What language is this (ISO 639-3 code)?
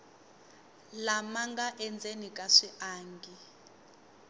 tso